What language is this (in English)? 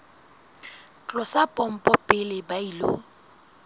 Southern Sotho